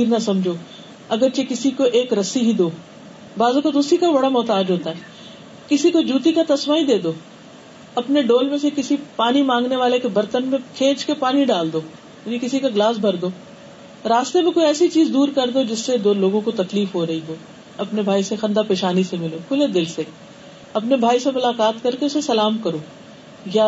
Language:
Urdu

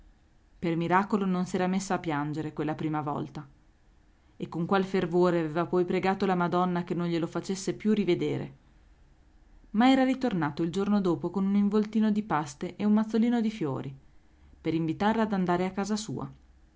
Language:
Italian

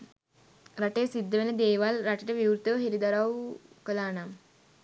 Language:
Sinhala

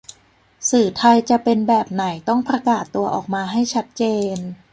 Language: Thai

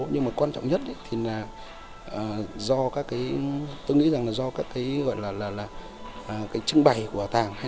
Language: Vietnamese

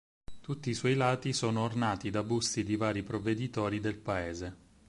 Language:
Italian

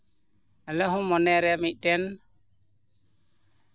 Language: Santali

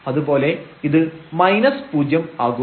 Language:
Malayalam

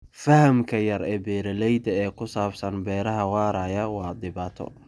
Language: Somali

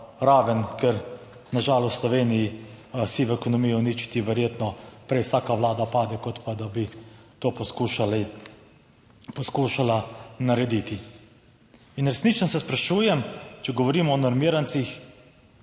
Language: Slovenian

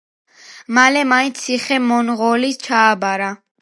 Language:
Georgian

